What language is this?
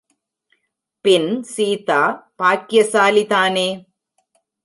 Tamil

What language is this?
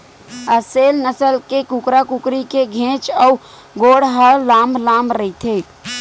Chhattisgarhi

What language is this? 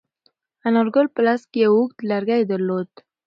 Pashto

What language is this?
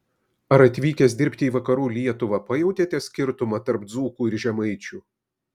Lithuanian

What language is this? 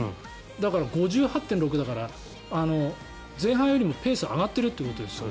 Japanese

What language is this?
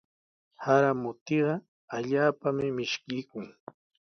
Sihuas Ancash Quechua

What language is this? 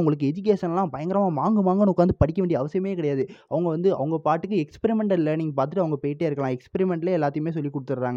Tamil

